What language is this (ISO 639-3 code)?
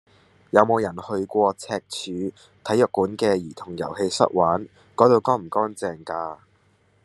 yue